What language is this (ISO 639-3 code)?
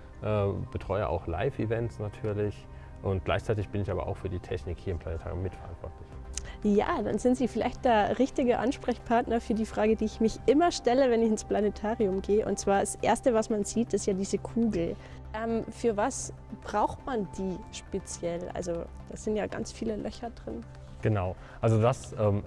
deu